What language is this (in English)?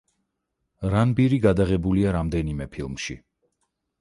Georgian